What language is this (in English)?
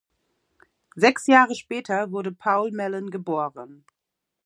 German